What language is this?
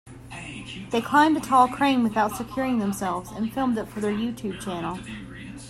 English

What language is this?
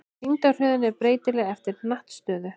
Icelandic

